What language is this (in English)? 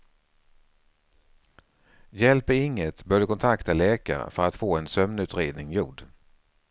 Swedish